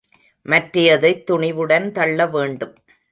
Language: Tamil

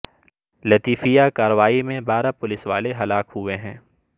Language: Urdu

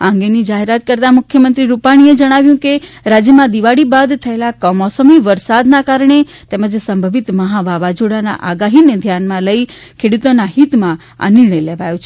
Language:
Gujarati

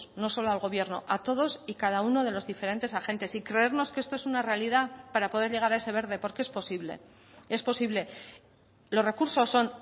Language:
Spanish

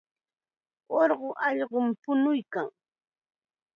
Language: Chiquián Ancash Quechua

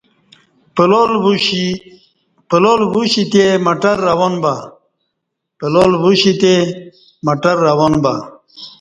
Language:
Kati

